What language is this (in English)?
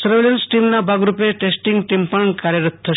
Gujarati